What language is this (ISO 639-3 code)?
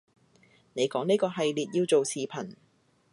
yue